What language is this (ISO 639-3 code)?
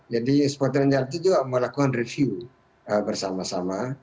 ind